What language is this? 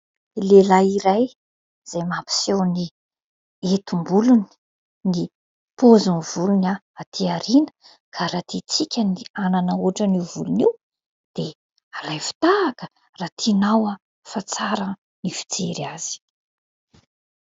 Malagasy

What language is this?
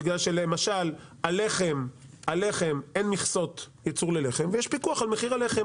Hebrew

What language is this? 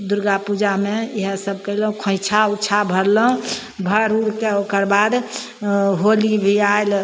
Maithili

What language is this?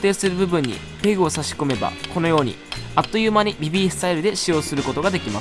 Japanese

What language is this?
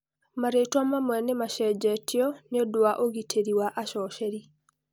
Kikuyu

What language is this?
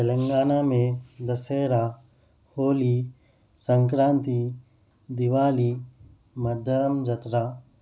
Urdu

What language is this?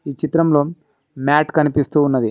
Telugu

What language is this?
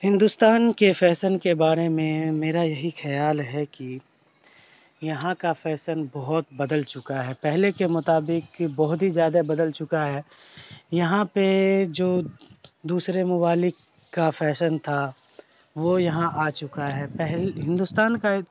Urdu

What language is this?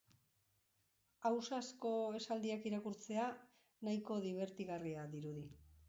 Basque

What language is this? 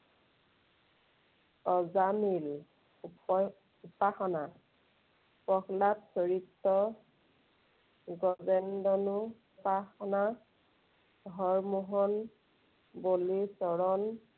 Assamese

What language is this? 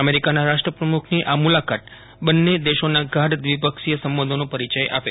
Gujarati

